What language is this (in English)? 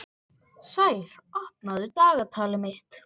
Icelandic